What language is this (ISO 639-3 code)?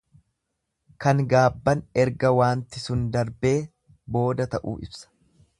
orm